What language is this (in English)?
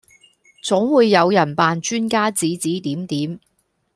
Cantonese